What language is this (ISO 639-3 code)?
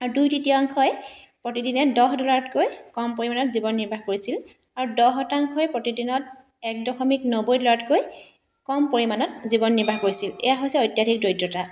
asm